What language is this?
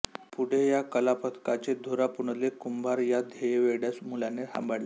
Marathi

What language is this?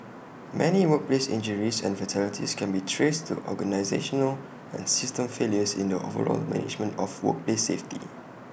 English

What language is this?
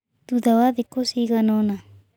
Kikuyu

